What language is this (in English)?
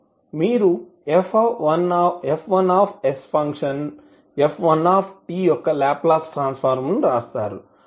Telugu